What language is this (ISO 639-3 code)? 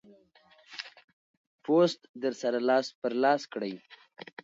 pus